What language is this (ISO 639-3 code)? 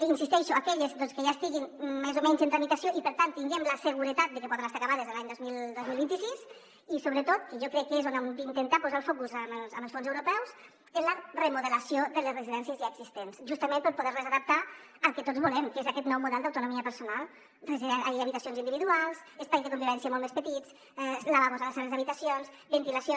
cat